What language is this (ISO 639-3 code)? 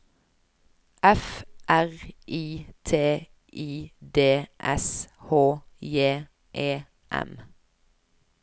nor